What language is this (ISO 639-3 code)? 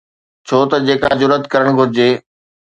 snd